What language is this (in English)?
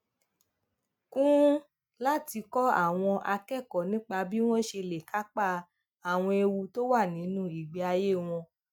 Yoruba